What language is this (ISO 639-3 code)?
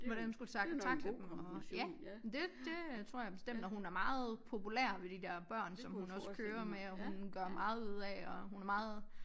dan